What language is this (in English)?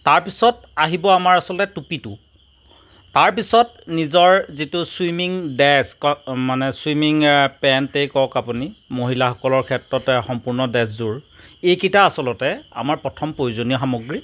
Assamese